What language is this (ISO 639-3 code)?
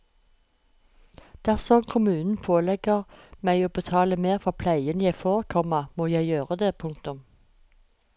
nor